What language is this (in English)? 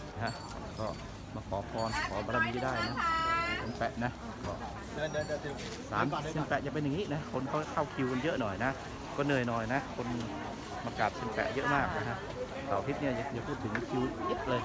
Thai